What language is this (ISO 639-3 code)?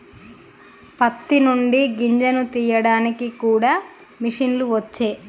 tel